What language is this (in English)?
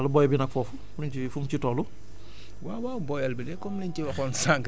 Wolof